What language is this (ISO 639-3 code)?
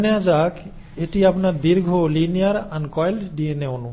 ben